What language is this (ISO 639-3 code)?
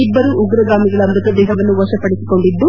kan